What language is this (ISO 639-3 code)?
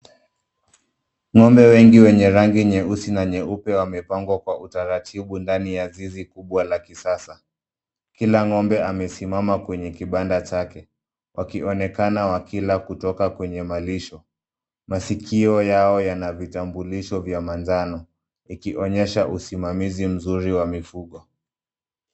swa